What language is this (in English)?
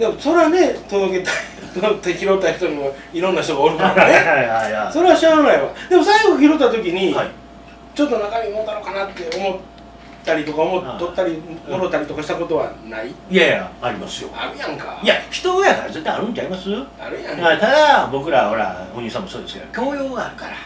Japanese